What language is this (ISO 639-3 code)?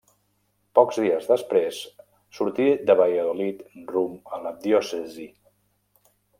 cat